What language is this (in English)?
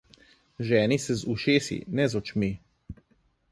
Slovenian